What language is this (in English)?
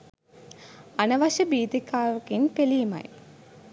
Sinhala